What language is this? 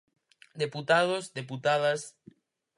Galician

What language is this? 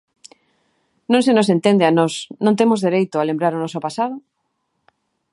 Galician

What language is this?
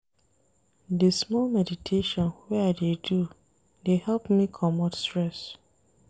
Nigerian Pidgin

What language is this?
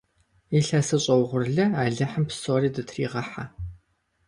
Kabardian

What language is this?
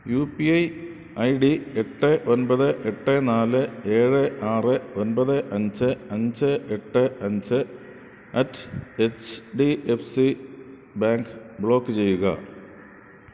Malayalam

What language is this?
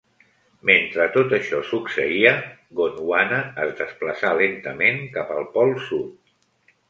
Catalan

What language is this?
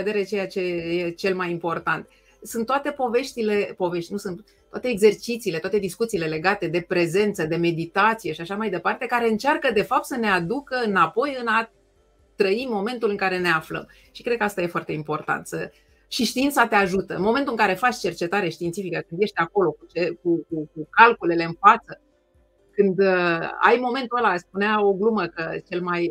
Romanian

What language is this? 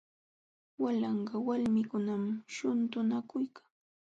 Jauja Wanca Quechua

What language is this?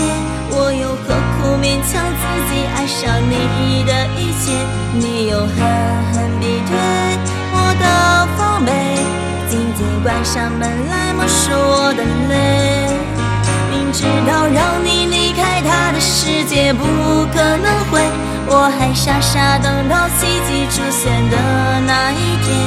Chinese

